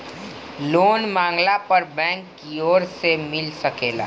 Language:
Bhojpuri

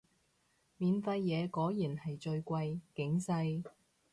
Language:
Cantonese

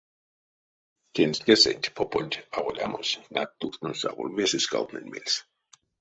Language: Erzya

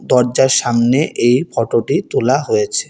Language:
Bangla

